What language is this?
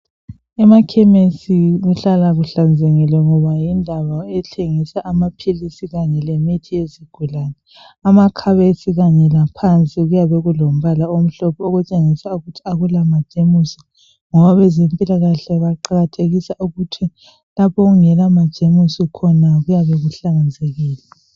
North Ndebele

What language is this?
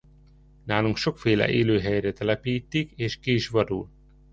Hungarian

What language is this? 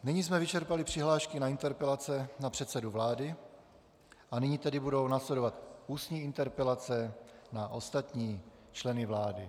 Czech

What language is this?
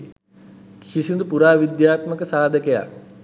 Sinhala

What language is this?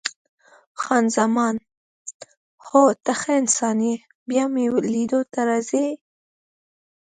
Pashto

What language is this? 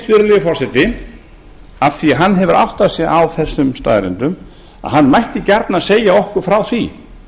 Icelandic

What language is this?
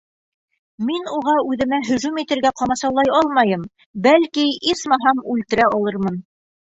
Bashkir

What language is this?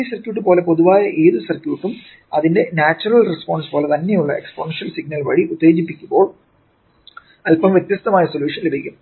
Malayalam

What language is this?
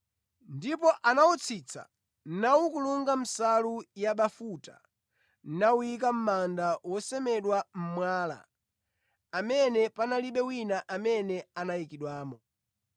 Nyanja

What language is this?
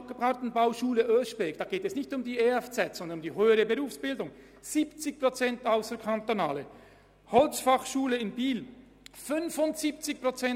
Swiss German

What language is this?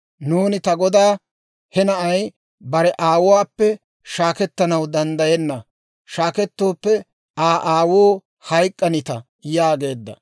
Dawro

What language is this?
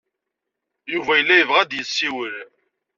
Kabyle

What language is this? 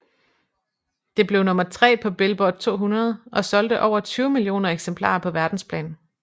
Danish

